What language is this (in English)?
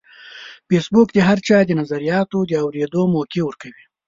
Pashto